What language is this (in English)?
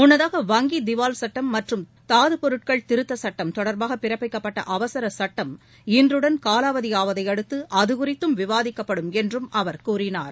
Tamil